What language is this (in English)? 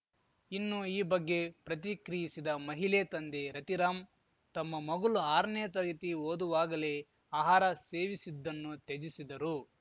Kannada